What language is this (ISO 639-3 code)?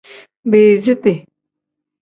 kdh